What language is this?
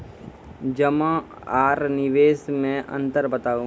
Maithili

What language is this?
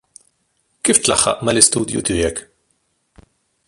Maltese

